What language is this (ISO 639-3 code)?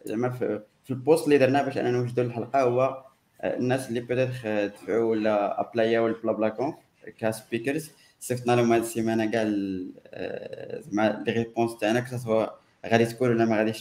ara